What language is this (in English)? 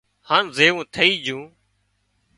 Wadiyara Koli